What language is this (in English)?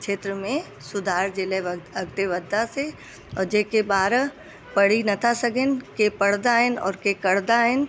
Sindhi